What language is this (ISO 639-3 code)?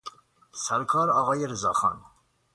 fas